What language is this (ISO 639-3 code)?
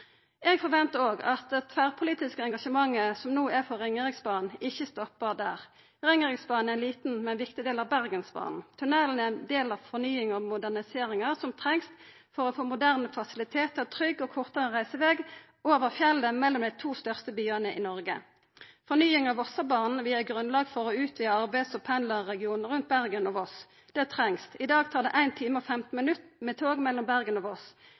nno